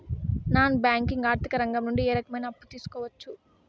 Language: Telugu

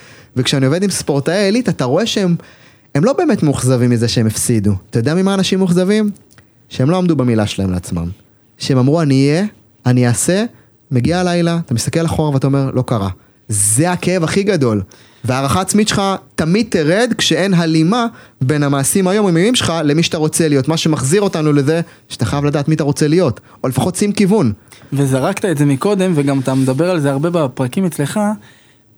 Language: Hebrew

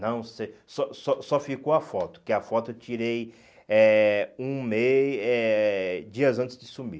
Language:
Portuguese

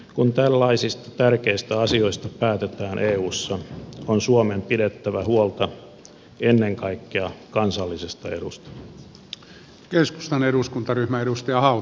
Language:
Finnish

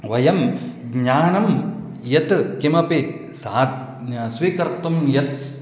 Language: Sanskrit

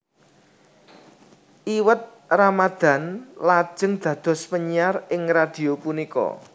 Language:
Javanese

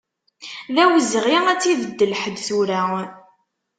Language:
Kabyle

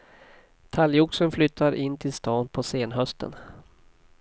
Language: Swedish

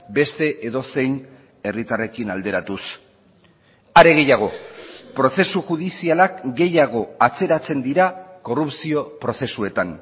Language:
Basque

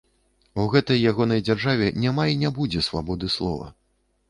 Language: Belarusian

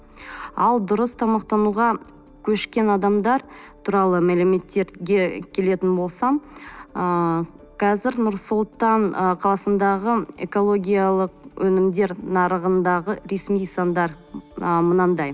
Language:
Kazakh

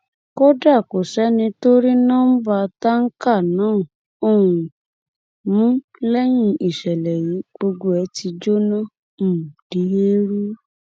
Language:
Yoruba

